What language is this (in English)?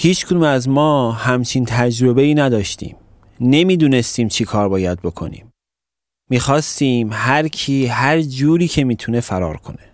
Persian